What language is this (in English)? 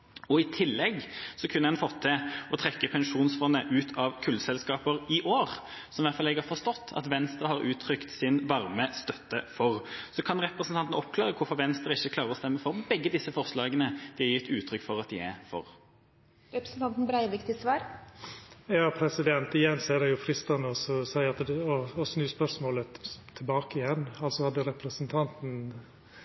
Norwegian